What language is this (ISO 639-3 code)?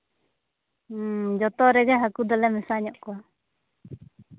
sat